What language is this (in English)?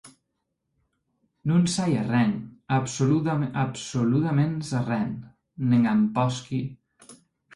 Occitan